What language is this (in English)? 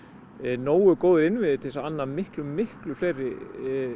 Icelandic